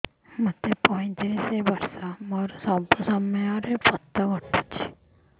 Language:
Odia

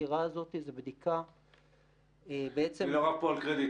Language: Hebrew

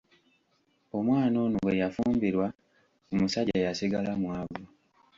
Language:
Ganda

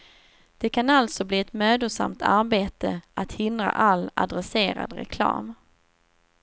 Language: Swedish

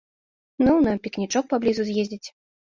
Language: Belarusian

